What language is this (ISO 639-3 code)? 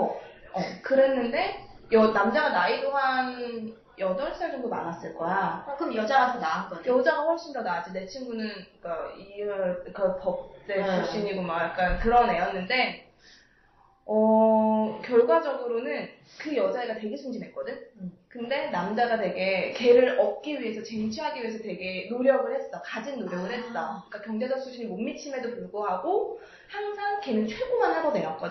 kor